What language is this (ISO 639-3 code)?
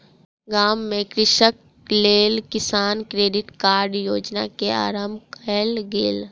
mai